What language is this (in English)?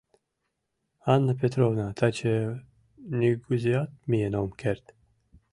Mari